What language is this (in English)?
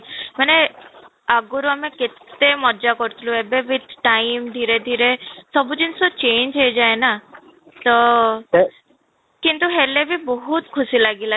Odia